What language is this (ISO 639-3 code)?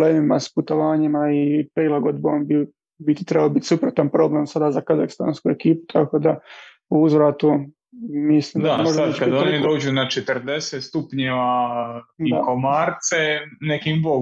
hrv